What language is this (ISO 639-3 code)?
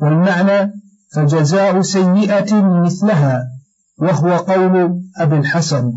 ara